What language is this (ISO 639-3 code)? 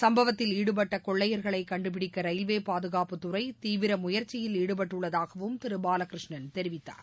tam